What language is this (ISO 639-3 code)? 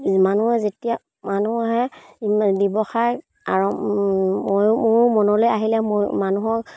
asm